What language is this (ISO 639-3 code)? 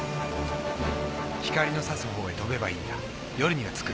jpn